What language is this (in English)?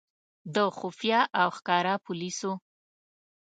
Pashto